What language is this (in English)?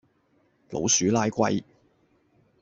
Cantonese